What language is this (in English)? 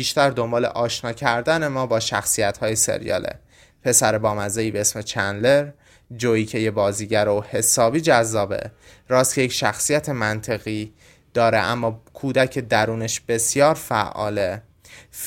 Persian